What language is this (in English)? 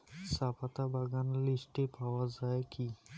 Bangla